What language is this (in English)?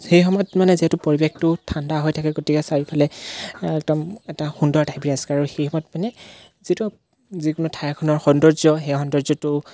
Assamese